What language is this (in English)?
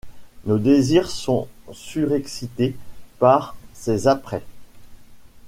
French